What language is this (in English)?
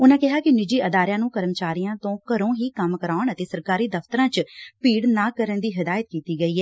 Punjabi